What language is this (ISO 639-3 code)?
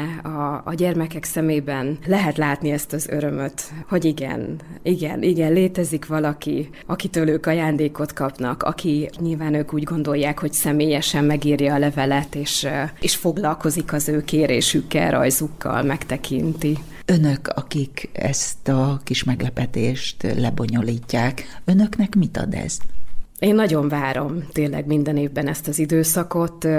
hun